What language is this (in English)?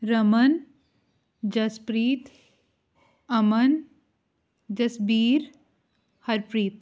Punjabi